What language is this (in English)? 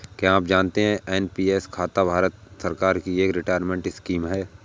Hindi